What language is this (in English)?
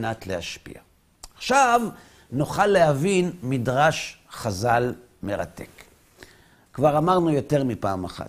Hebrew